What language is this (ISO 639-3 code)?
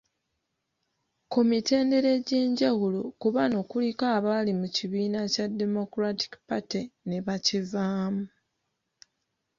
lug